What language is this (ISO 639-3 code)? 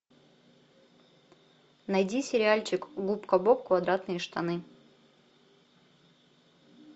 rus